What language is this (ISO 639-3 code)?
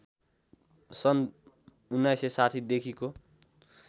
nep